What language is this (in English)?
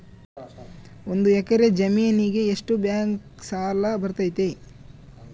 Kannada